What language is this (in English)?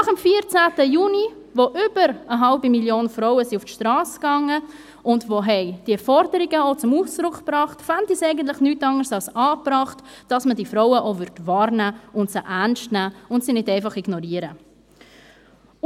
Swiss German